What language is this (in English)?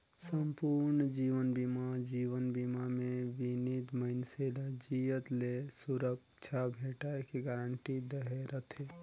Chhattisgarhi